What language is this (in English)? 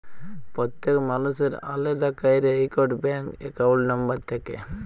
Bangla